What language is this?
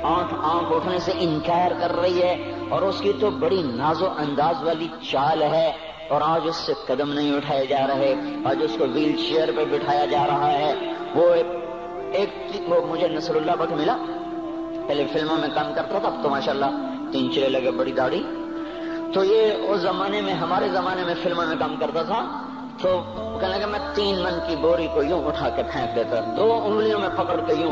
Urdu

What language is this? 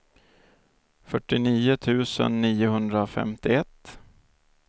Swedish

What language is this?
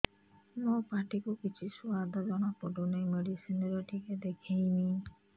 Odia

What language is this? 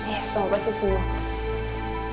Indonesian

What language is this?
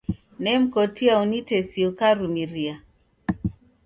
Taita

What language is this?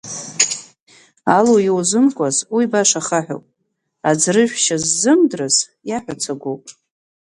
Abkhazian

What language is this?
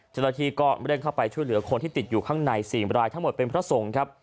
Thai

